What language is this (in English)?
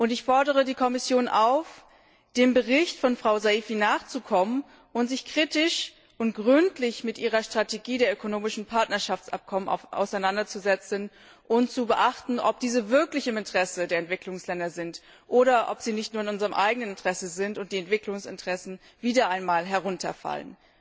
German